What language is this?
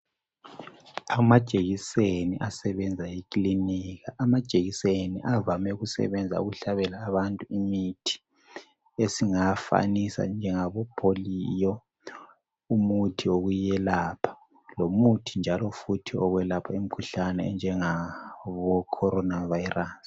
North Ndebele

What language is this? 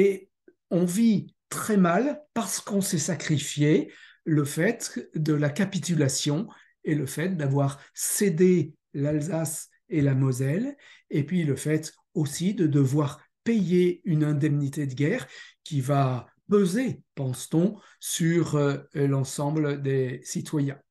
French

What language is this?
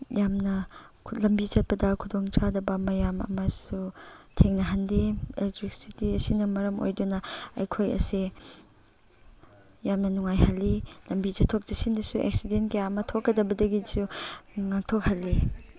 Manipuri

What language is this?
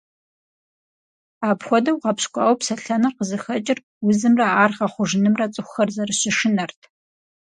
Kabardian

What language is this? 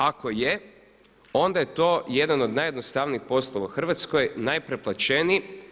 Croatian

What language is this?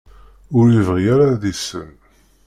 Kabyle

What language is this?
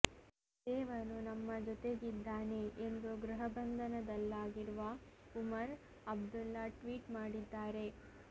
Kannada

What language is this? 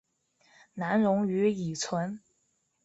Chinese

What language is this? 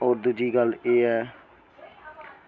Dogri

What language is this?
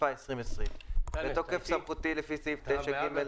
Hebrew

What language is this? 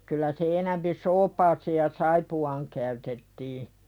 Finnish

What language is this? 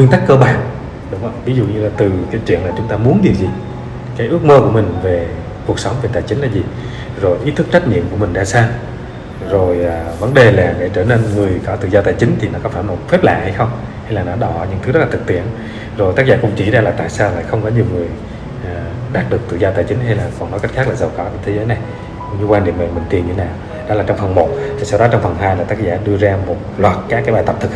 Vietnamese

